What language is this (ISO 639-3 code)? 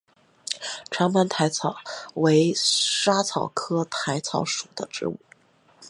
zho